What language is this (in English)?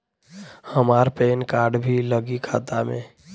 Bhojpuri